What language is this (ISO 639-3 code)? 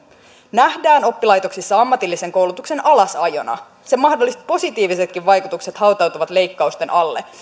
fin